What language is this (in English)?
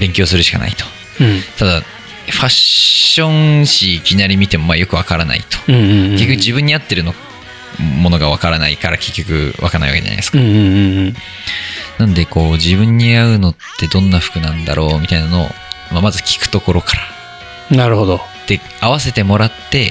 Japanese